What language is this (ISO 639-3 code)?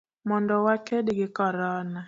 luo